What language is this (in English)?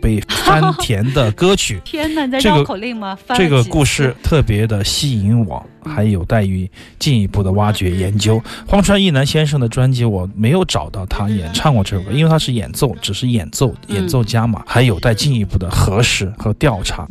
Chinese